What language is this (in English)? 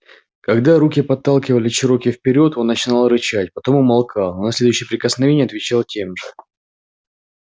Russian